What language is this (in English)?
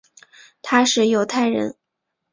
Chinese